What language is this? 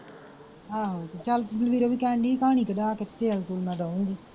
Punjabi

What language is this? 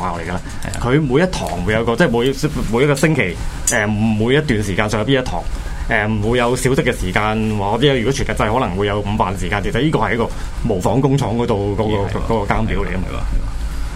Chinese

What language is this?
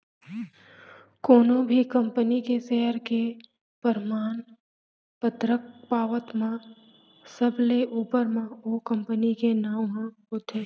Chhattisgarhi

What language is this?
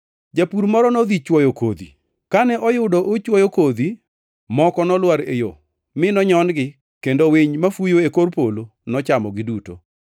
Luo (Kenya and Tanzania)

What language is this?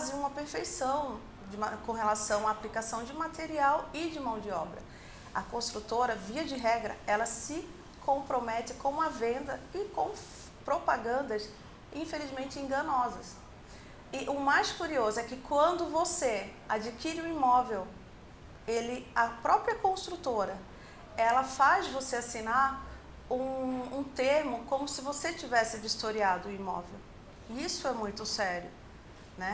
Portuguese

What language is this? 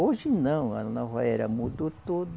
Portuguese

